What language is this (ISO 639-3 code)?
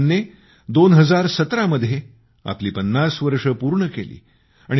mar